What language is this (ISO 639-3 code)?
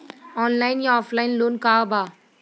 bho